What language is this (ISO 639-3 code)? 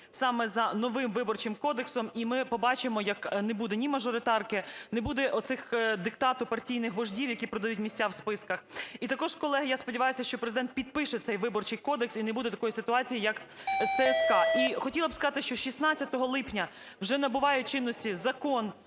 ukr